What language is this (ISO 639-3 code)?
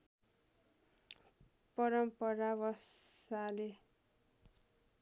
nep